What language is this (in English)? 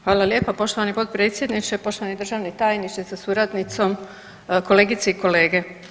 Croatian